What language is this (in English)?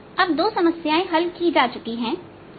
Hindi